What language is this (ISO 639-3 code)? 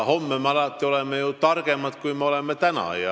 est